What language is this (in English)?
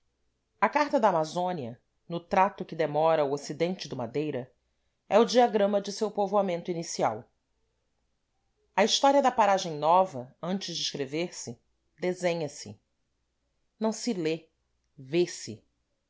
Portuguese